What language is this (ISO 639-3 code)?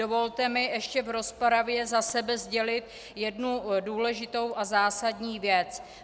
ces